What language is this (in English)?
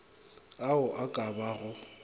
Northern Sotho